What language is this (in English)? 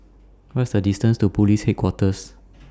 English